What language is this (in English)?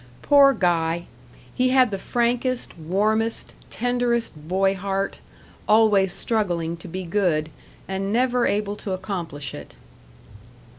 English